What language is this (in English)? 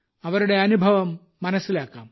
Malayalam